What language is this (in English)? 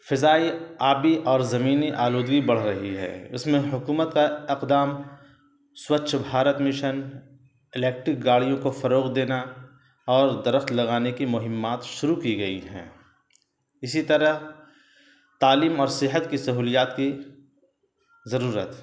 Urdu